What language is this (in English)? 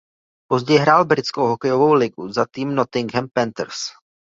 Czech